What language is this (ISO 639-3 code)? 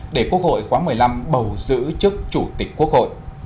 vie